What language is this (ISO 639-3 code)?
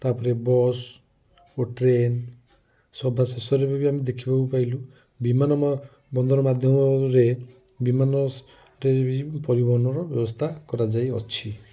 ori